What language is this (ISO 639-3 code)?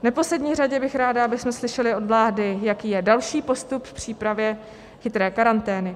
ces